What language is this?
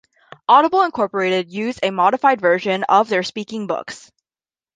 English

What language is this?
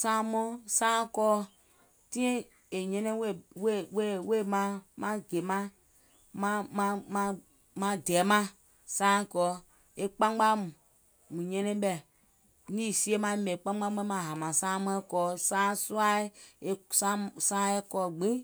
Gola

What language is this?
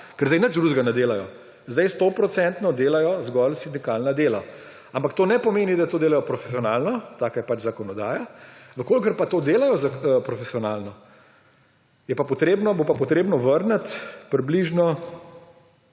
Slovenian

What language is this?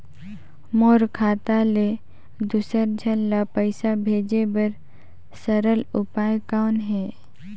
Chhattisgarhi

